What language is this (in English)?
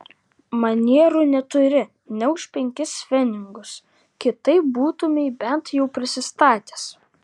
Lithuanian